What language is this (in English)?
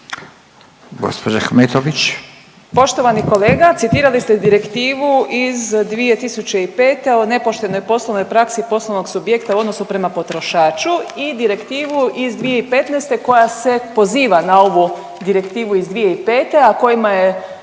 Croatian